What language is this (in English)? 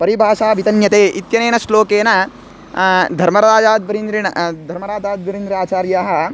Sanskrit